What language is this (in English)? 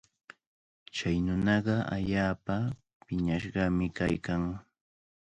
Cajatambo North Lima Quechua